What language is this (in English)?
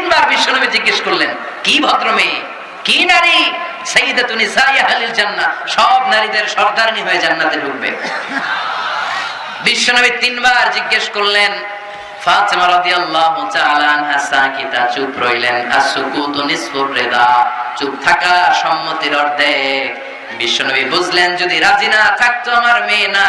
Bangla